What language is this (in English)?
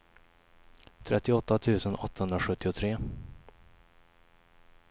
Swedish